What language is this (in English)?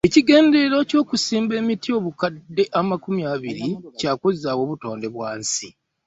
Ganda